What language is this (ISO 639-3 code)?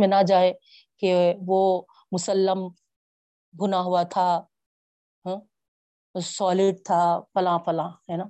urd